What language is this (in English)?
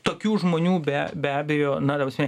Lithuanian